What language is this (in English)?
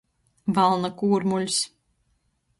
Latgalian